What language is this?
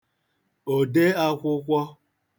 Igbo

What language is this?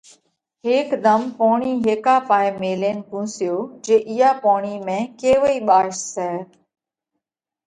Parkari Koli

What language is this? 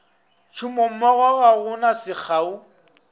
Northern Sotho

